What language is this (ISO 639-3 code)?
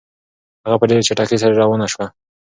pus